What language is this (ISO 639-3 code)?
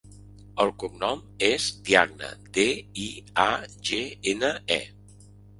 cat